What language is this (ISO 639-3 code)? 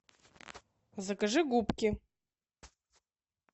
rus